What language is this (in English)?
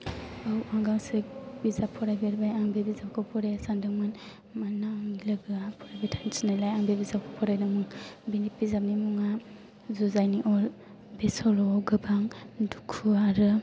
Bodo